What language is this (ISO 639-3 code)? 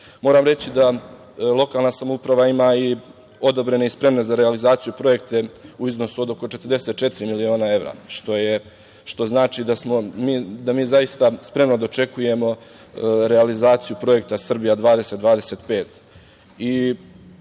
srp